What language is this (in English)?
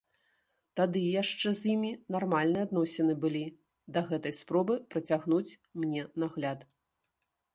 Belarusian